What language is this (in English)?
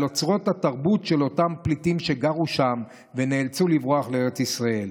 Hebrew